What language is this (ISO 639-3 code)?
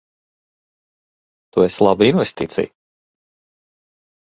lav